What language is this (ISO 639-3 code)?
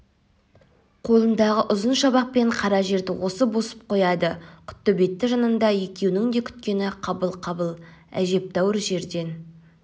kaz